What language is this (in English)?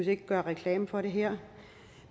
Danish